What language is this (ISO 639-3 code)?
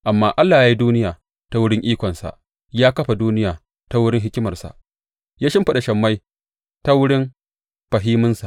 hau